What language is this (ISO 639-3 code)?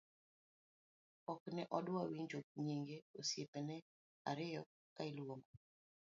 luo